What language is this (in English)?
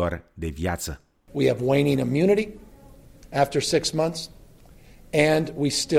Romanian